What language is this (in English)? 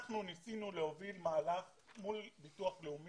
Hebrew